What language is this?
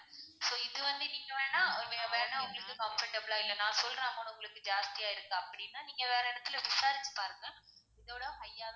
Tamil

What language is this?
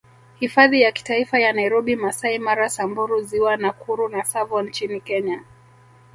Swahili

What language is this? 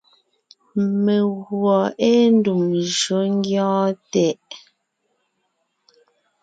Ngiemboon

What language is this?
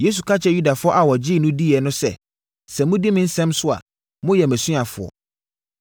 Akan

